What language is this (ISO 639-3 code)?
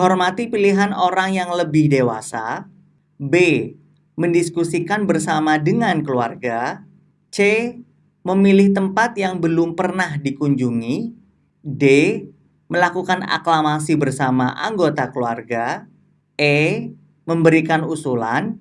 ind